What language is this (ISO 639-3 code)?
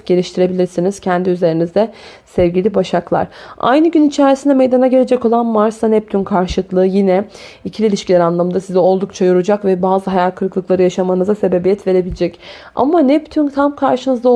tur